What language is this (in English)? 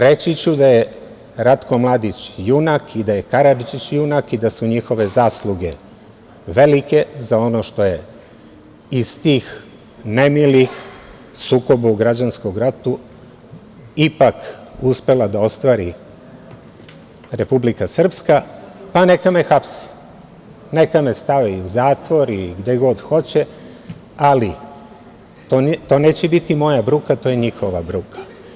Serbian